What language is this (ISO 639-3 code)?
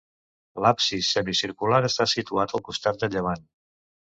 cat